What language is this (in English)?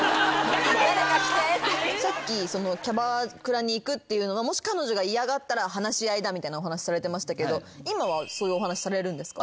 Japanese